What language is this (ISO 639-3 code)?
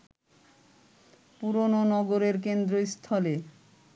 ben